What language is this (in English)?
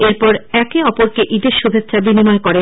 Bangla